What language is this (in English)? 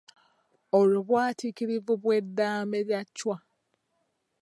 Ganda